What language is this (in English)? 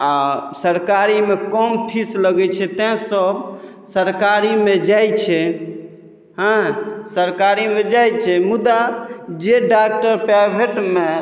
Maithili